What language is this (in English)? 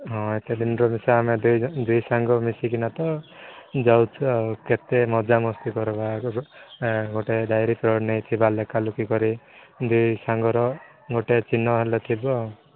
Odia